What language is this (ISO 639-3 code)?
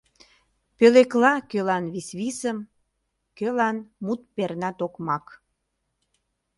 chm